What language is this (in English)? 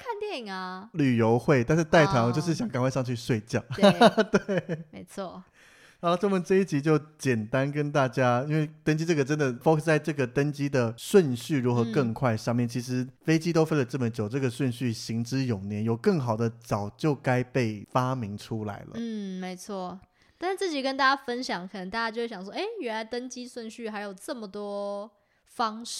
Chinese